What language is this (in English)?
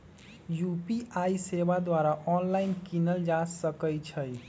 Magahi